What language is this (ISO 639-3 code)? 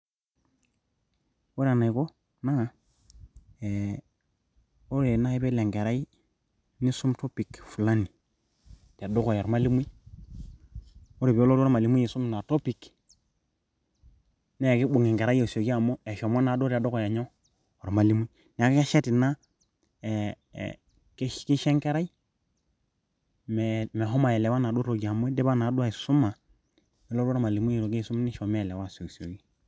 mas